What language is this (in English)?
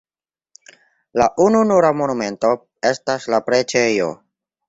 Esperanto